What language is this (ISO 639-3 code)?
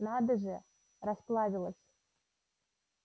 rus